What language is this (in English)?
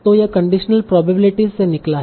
Hindi